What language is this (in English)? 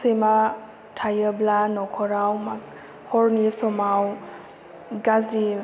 Bodo